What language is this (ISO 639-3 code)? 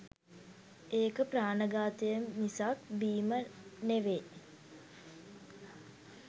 sin